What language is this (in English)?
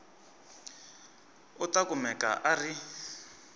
Tsonga